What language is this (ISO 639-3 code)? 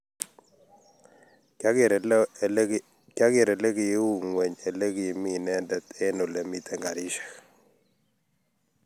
kln